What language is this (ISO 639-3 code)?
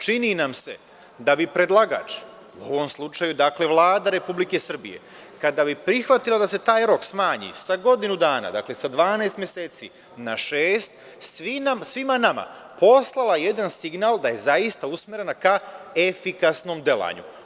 srp